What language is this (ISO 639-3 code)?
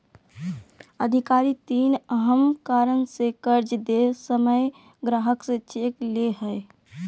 mag